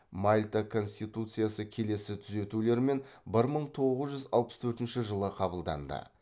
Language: Kazakh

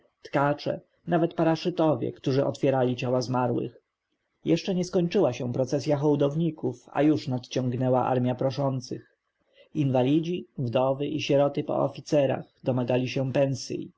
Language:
Polish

